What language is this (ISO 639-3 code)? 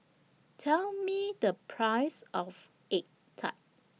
eng